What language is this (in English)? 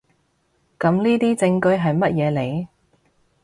Cantonese